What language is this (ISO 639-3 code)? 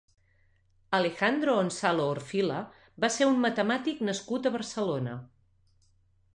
cat